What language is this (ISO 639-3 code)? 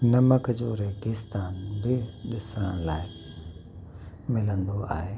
snd